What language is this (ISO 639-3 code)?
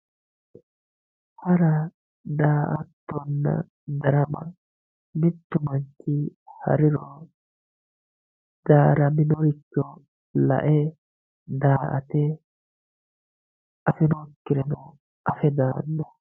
sid